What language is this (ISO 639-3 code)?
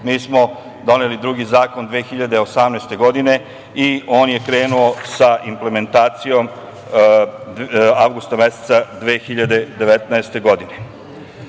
srp